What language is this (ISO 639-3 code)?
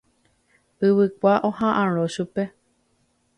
grn